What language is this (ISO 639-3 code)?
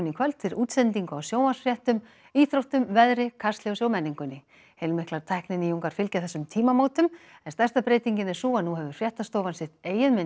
isl